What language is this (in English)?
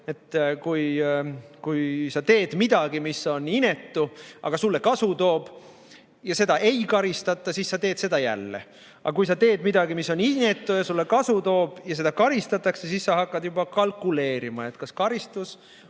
Estonian